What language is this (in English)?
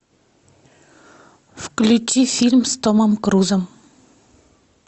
Russian